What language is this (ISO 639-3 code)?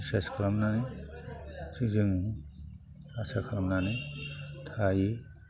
brx